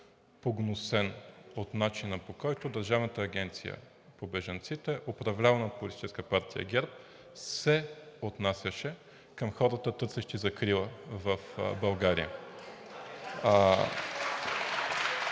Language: Bulgarian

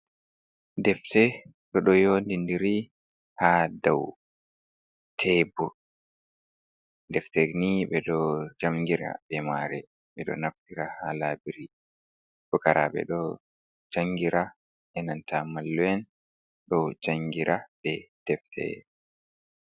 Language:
Fula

